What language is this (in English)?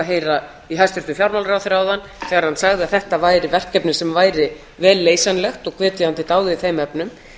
Icelandic